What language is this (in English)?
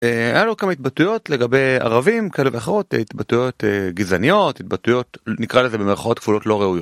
Hebrew